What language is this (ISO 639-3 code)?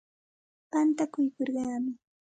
qxt